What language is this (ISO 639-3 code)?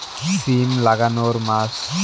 ben